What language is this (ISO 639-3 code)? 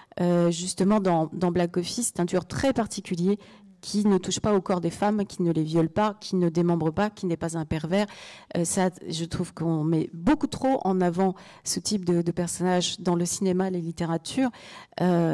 fra